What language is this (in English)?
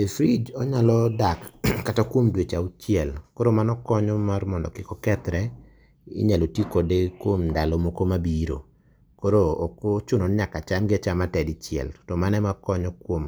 Luo (Kenya and Tanzania)